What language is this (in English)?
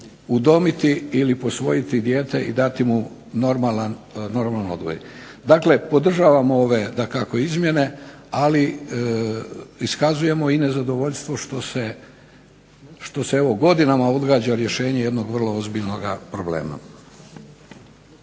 Croatian